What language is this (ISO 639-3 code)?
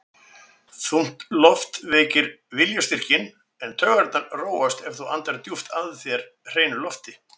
isl